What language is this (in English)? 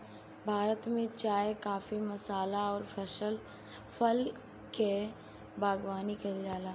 Bhojpuri